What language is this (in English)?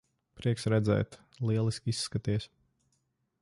Latvian